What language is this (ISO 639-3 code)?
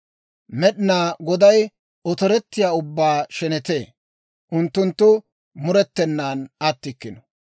dwr